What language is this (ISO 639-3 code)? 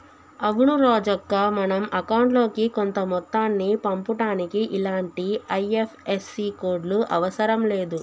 tel